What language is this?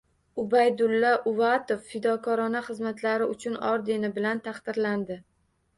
Uzbek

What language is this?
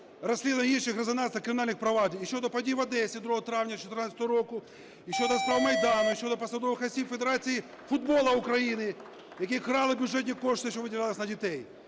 Ukrainian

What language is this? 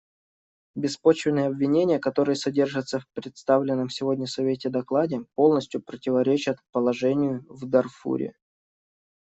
Russian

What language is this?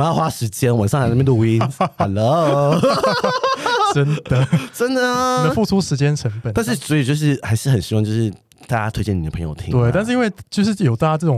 Chinese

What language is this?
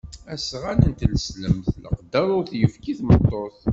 Kabyle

